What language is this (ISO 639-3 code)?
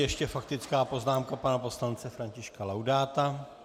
ces